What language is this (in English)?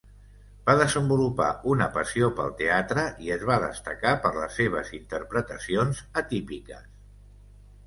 Catalan